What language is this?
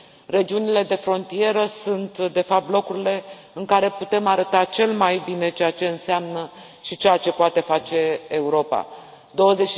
Romanian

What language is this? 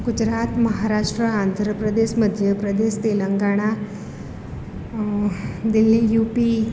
Gujarati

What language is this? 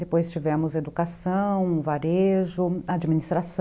Portuguese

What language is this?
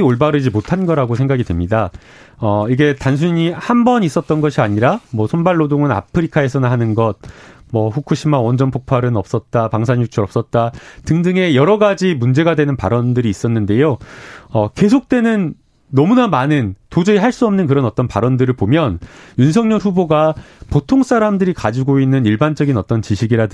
Korean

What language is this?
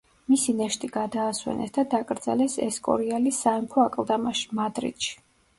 Georgian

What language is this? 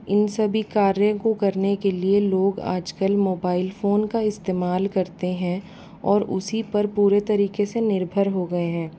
Hindi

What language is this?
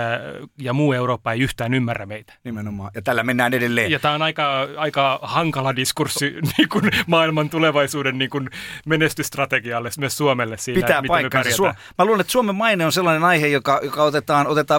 Finnish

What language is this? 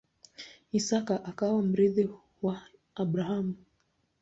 Swahili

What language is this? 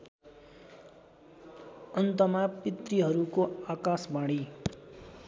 Nepali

